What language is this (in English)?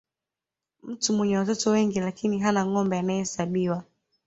Swahili